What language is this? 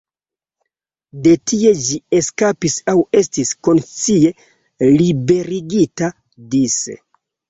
Esperanto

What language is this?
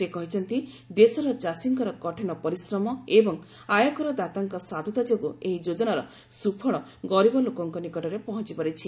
Odia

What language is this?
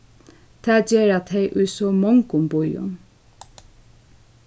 Faroese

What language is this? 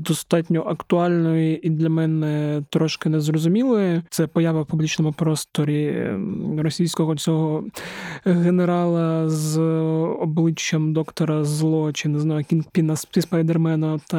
Ukrainian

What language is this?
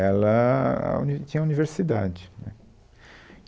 Portuguese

